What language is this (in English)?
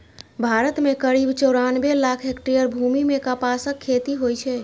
Maithili